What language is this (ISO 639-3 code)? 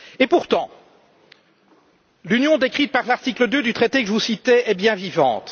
fra